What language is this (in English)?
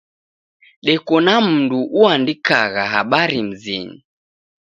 Taita